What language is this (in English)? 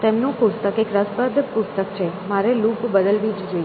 Gujarati